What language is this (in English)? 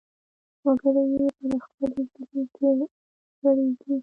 Pashto